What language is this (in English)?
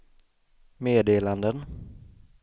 Swedish